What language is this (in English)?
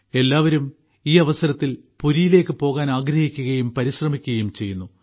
Malayalam